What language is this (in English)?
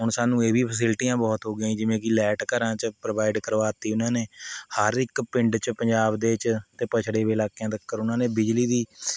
Punjabi